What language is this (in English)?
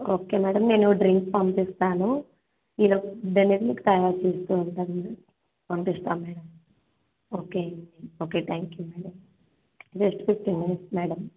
Telugu